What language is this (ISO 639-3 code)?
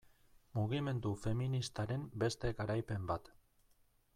eus